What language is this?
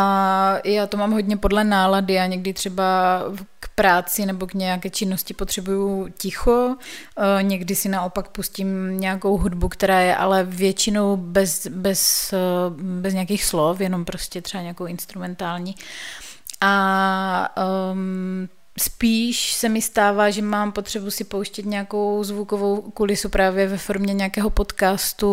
Czech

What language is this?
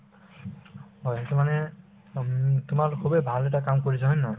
Assamese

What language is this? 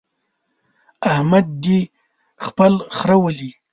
Pashto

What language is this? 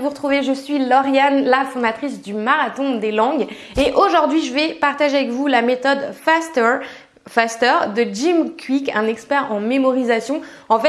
French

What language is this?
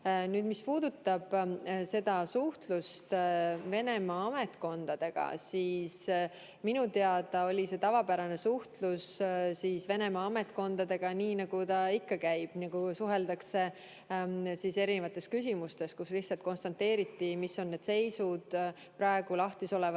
Estonian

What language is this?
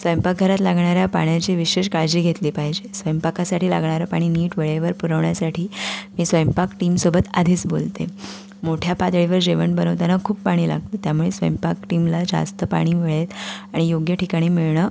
Marathi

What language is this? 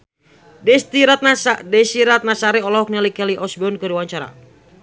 Sundanese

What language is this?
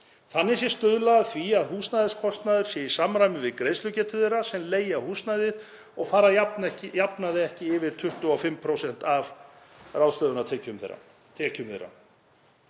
Icelandic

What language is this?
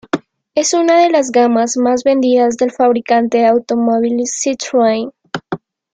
Spanish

